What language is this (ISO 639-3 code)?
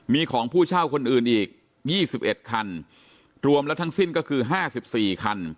tha